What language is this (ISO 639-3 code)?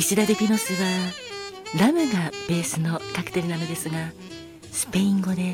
jpn